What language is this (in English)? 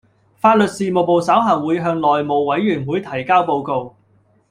Cantonese